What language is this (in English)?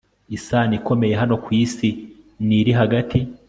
Kinyarwanda